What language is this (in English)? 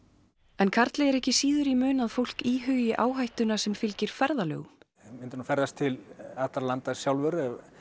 Icelandic